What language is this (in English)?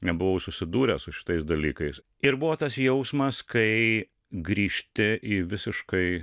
Lithuanian